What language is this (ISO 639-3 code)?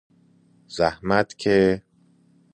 fas